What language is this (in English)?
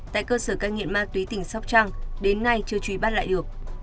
Vietnamese